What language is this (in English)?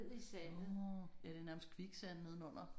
Danish